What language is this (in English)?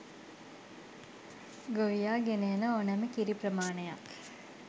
Sinhala